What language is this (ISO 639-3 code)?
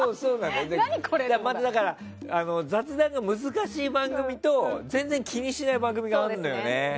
jpn